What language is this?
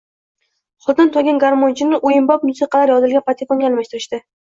Uzbek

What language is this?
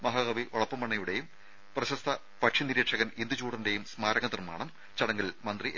Malayalam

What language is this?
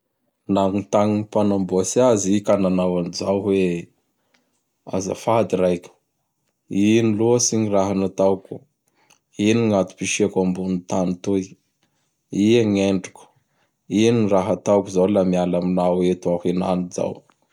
Bara Malagasy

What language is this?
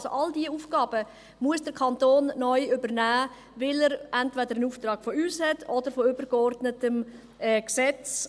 Swiss German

